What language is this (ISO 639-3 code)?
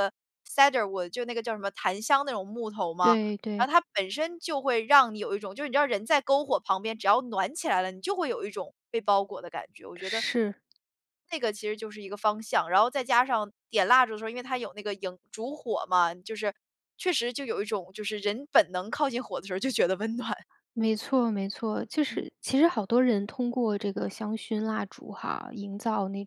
zho